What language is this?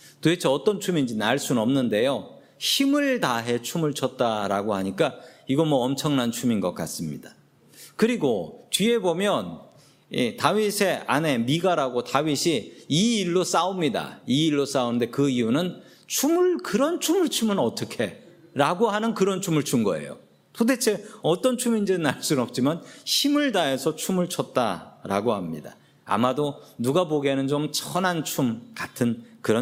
Korean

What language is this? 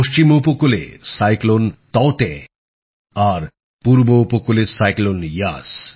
Bangla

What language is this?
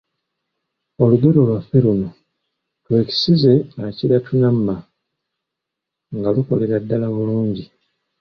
Ganda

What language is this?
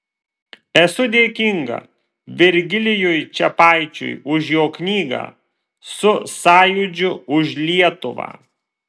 Lithuanian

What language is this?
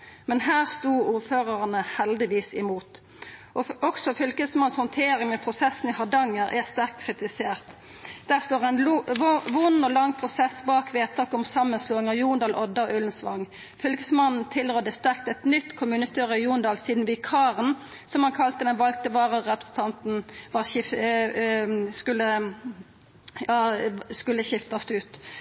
Norwegian Nynorsk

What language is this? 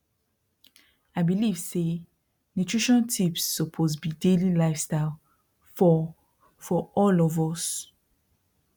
Nigerian Pidgin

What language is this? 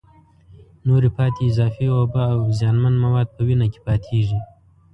Pashto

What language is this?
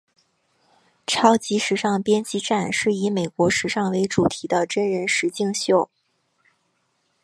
Chinese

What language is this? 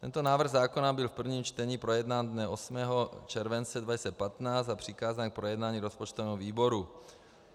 Czech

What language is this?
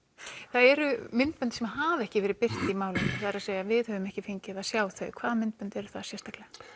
Icelandic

